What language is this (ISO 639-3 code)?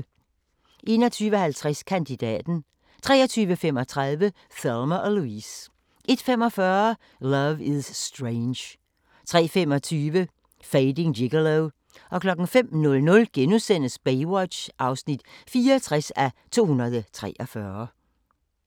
dan